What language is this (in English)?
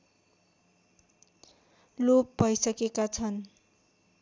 Nepali